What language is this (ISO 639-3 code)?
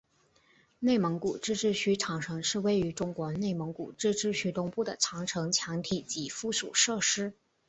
zho